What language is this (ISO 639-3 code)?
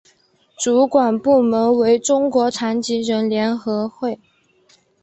zho